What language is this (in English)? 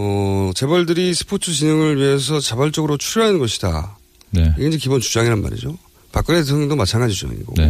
Korean